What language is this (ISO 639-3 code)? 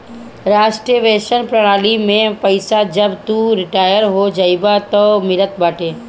bho